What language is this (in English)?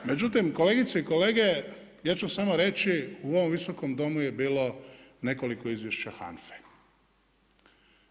Croatian